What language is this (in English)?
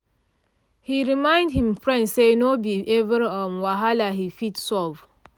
Nigerian Pidgin